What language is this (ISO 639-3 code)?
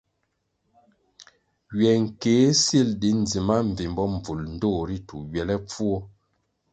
nmg